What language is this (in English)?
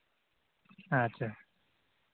Santali